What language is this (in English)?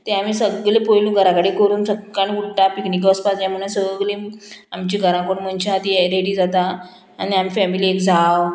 Konkani